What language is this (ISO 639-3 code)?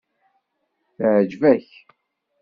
kab